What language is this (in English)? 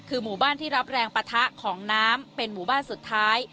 Thai